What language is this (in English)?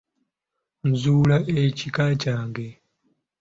Ganda